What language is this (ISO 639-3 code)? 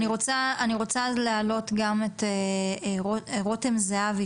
heb